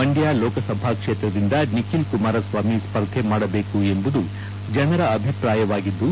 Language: Kannada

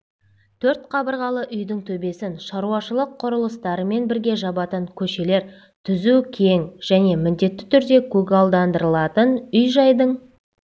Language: Kazakh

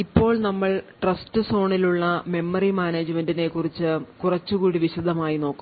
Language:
Malayalam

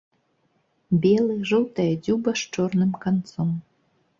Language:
Belarusian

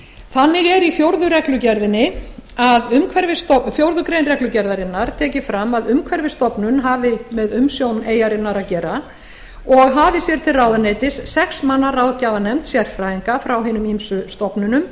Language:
Icelandic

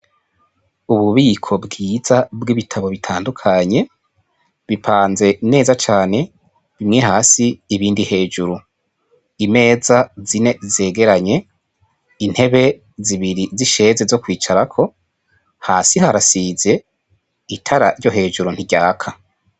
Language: Rundi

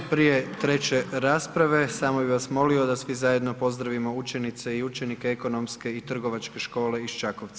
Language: Croatian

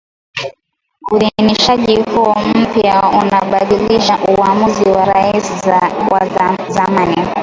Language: Swahili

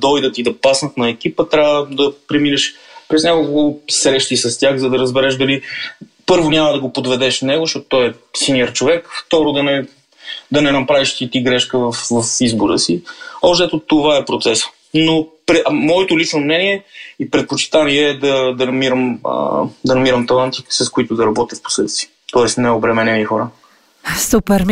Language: Bulgarian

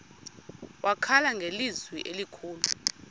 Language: Xhosa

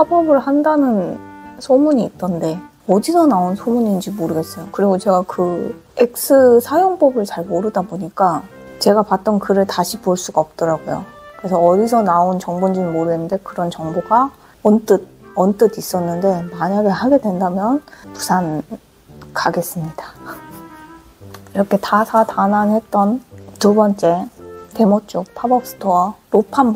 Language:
Korean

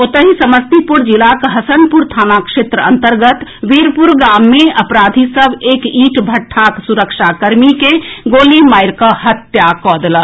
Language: Maithili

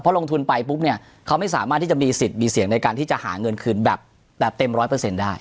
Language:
Thai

